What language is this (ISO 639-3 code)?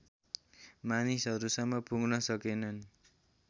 nep